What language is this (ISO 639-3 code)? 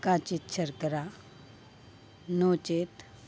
san